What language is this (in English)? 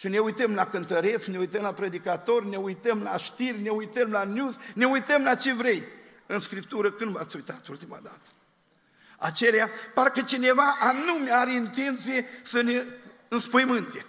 Romanian